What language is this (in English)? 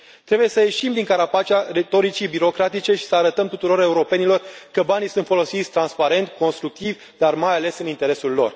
Romanian